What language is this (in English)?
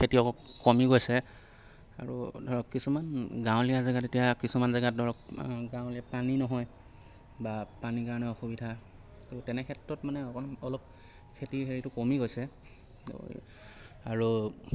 Assamese